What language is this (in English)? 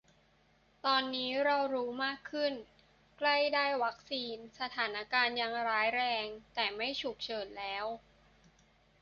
Thai